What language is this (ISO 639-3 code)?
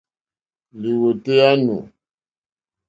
bri